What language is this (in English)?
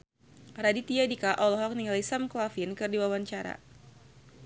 Sundanese